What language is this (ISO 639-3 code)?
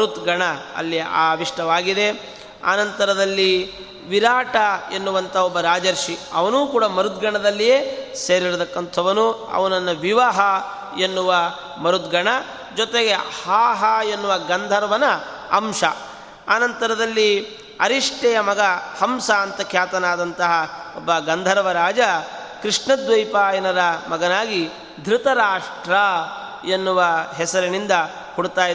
kan